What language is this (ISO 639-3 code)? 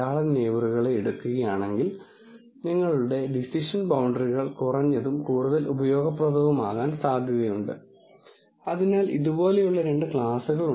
mal